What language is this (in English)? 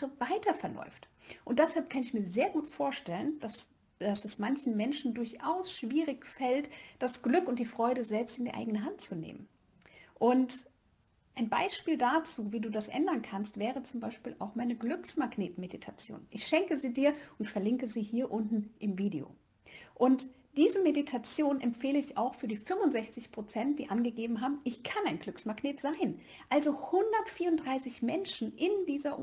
German